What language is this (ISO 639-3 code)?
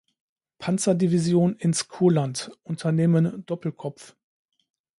deu